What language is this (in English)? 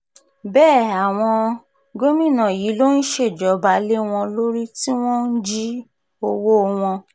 Yoruba